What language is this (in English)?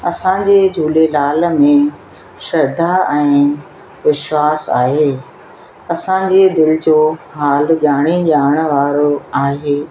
Sindhi